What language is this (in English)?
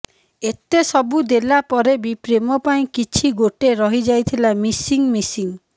Odia